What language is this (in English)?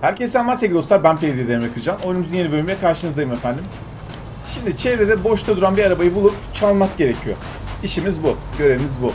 Turkish